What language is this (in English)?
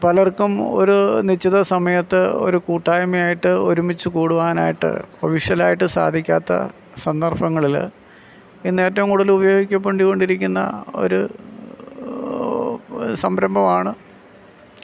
Malayalam